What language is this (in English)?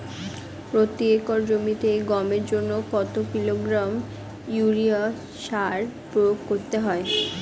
Bangla